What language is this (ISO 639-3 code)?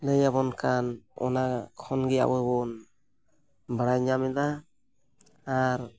sat